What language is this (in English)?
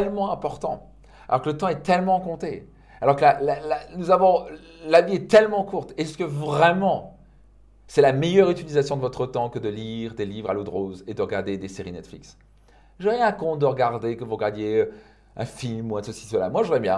French